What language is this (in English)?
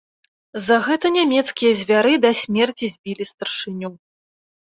Belarusian